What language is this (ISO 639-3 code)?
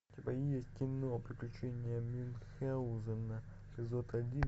rus